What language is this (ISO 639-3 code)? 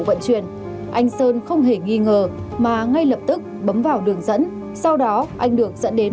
vie